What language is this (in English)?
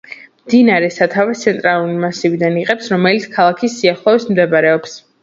Georgian